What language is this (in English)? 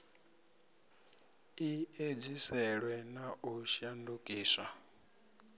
Venda